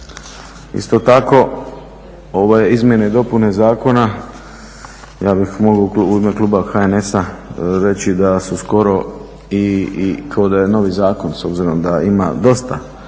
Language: Croatian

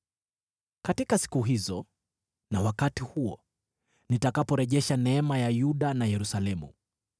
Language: Swahili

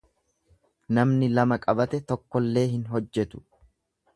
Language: Oromo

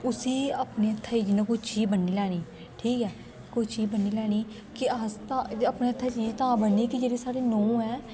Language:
Dogri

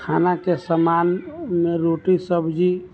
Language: Maithili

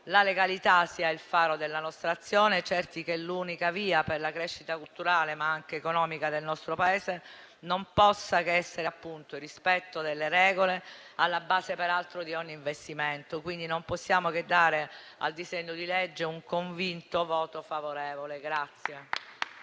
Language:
Italian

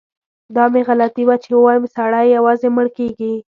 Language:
Pashto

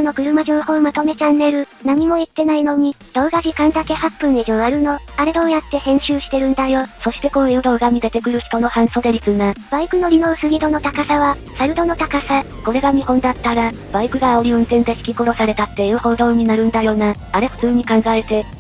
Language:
Japanese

